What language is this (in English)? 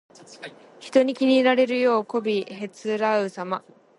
Japanese